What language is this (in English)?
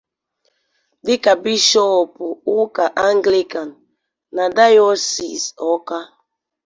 Igbo